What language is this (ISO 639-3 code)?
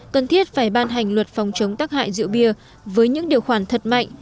vie